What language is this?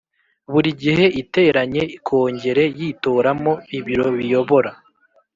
Kinyarwanda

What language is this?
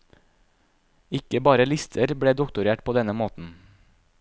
Norwegian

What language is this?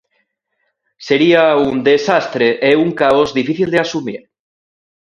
Galician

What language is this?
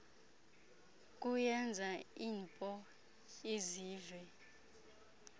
Xhosa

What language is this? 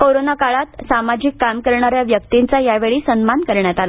Marathi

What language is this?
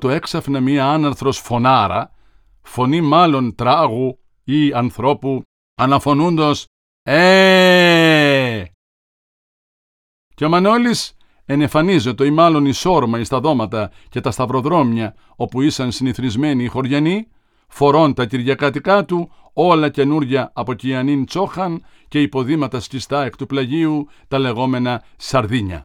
Greek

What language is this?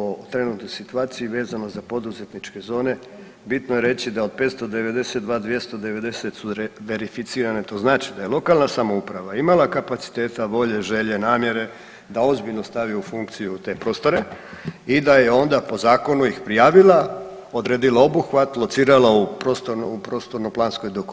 Croatian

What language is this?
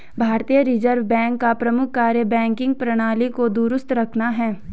Hindi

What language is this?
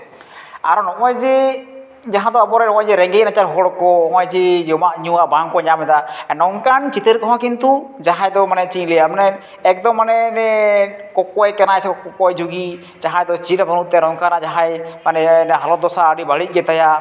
Santali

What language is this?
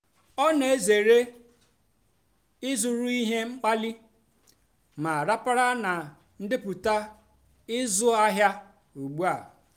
Igbo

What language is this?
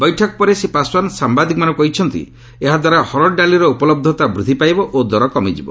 Odia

